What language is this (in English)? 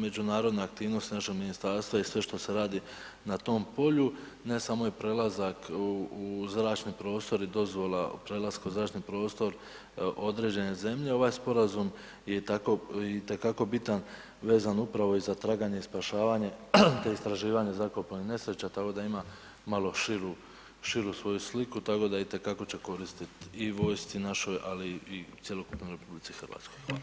Croatian